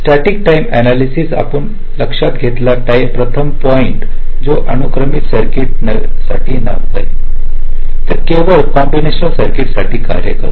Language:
Marathi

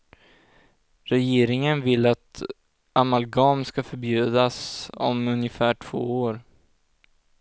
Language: Swedish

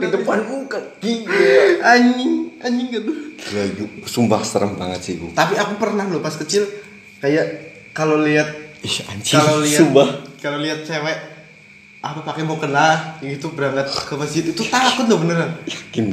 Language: Indonesian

